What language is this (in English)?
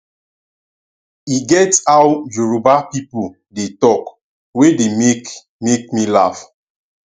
Nigerian Pidgin